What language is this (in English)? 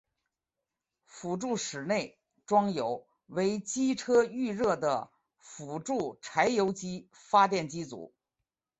Chinese